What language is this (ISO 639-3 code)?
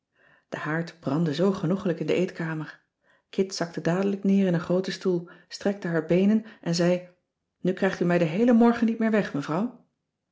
nld